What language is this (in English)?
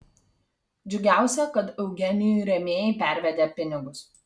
Lithuanian